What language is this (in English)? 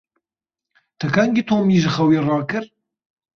Kurdish